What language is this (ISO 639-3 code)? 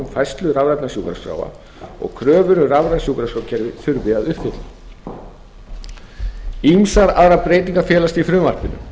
isl